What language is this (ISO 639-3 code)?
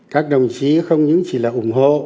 vie